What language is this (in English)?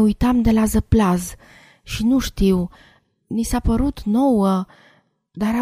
Romanian